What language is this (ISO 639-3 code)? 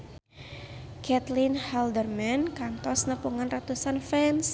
sun